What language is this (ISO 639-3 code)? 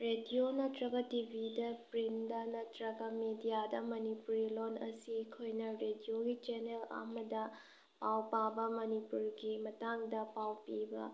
mni